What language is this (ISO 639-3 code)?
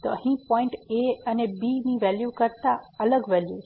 guj